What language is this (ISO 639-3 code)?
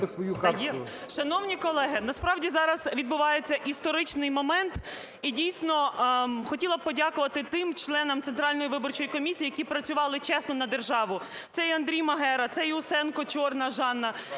ukr